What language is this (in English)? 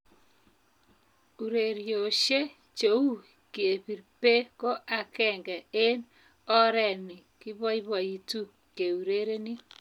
Kalenjin